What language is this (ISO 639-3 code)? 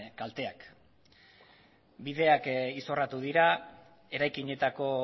eus